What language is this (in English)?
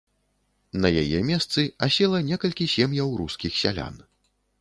Belarusian